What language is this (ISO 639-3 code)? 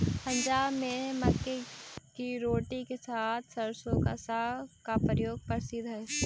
mag